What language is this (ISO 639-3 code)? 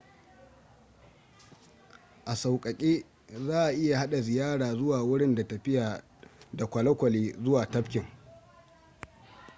hau